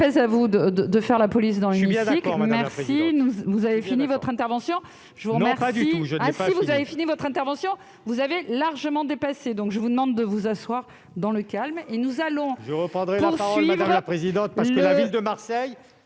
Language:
French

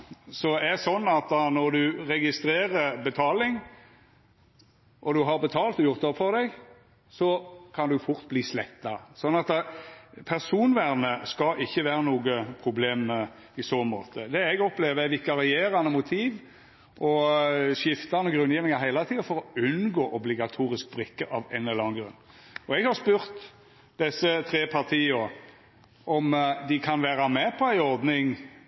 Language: Norwegian Nynorsk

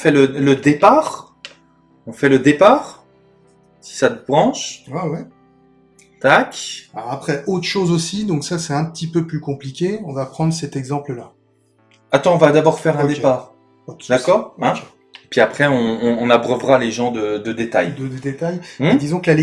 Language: French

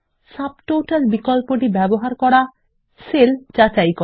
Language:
Bangla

